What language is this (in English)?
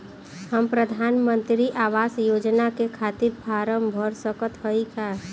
Bhojpuri